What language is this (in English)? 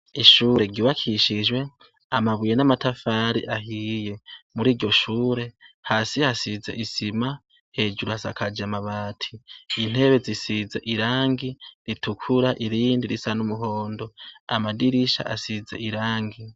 Rundi